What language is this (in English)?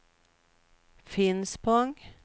Swedish